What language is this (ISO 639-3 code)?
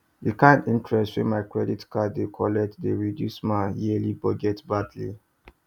pcm